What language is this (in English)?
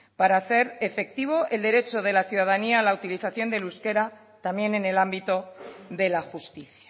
Spanish